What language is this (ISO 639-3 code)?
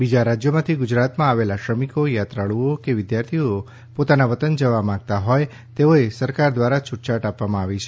guj